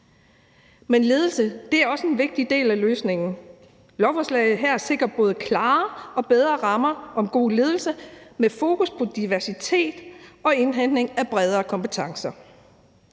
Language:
Danish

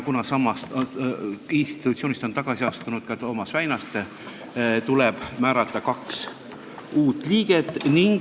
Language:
Estonian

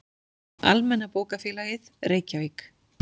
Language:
Icelandic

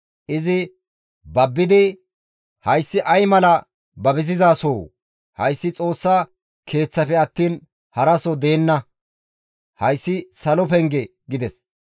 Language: Gamo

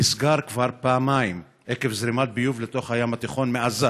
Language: Hebrew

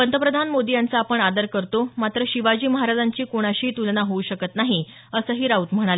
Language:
Marathi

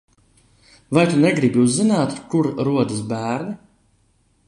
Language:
Latvian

